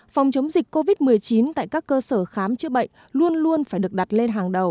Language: Vietnamese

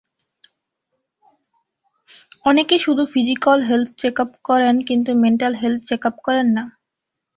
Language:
Bangla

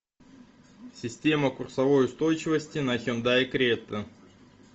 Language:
Russian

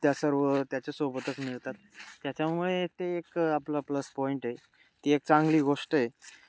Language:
Marathi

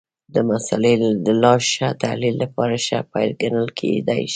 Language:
Pashto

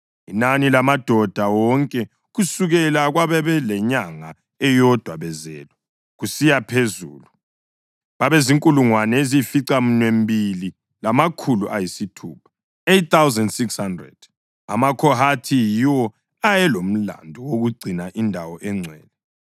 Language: North Ndebele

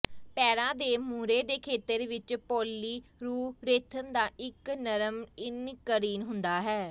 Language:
Punjabi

